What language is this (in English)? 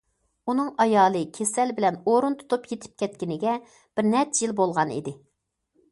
Uyghur